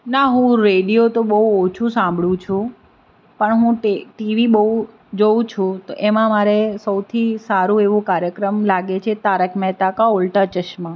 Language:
Gujarati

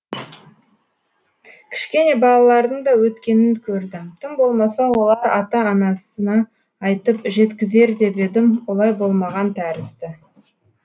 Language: Kazakh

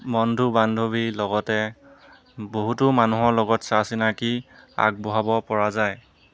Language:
Assamese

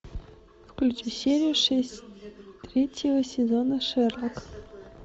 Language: Russian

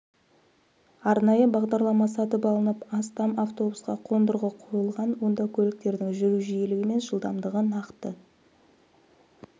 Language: Kazakh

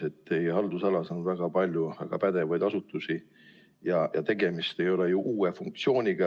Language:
Estonian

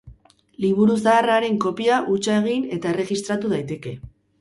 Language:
Basque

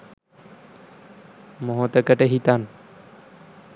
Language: Sinhala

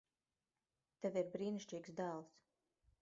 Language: Latvian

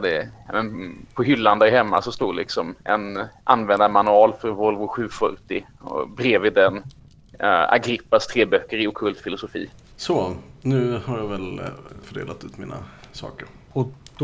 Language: Swedish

